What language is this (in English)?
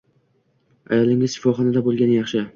Uzbek